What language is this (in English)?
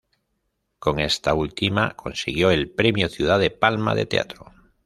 Spanish